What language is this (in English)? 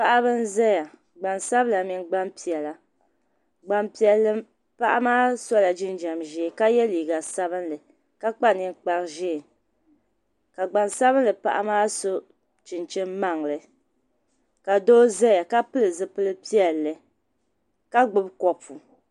Dagbani